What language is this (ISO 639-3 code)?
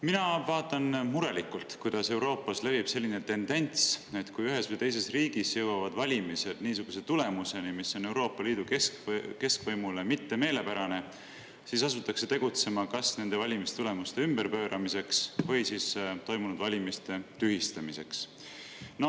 est